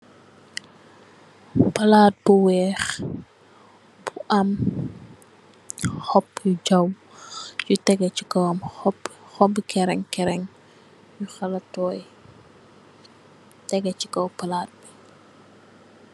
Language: Wolof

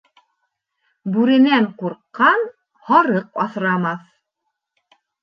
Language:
Bashkir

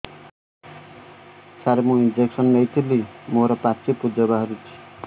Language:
Odia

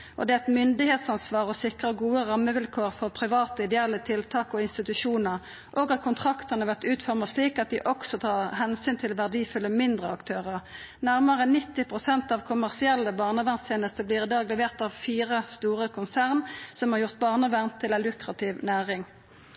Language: Norwegian Nynorsk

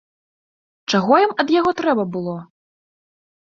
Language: Belarusian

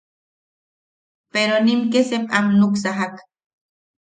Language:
Yaqui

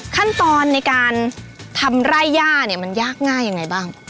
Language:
Thai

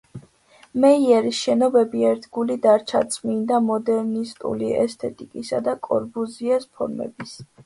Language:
Georgian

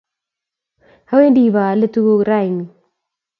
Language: Kalenjin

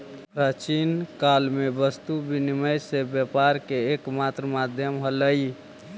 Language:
Magahi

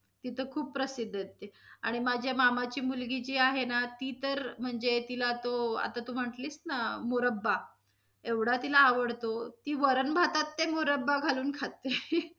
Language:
Marathi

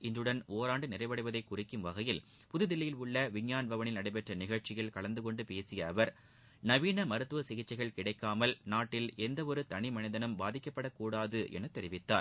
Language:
Tamil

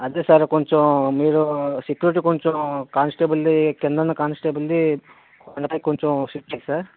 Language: Telugu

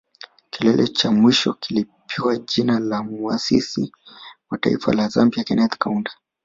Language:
Swahili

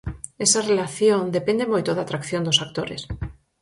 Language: Galician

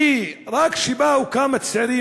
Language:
Hebrew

